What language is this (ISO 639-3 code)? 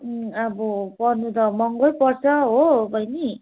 nep